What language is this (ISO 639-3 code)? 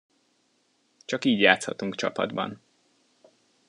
hun